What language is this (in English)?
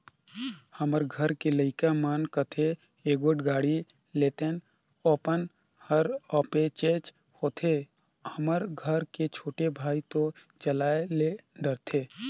Chhattisgarhi